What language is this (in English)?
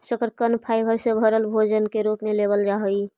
Magahi